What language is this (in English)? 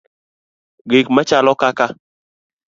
Luo (Kenya and Tanzania)